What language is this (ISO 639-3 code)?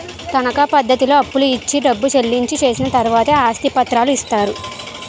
tel